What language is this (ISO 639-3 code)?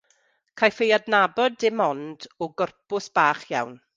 cym